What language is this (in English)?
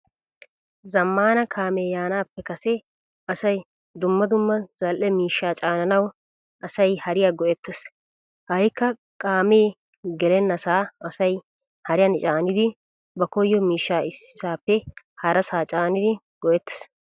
Wolaytta